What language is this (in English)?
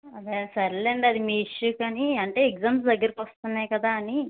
Telugu